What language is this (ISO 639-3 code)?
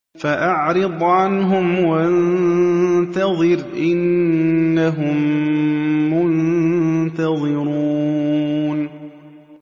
ara